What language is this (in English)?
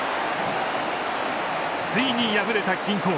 Japanese